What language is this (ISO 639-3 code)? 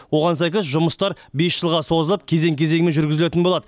kaz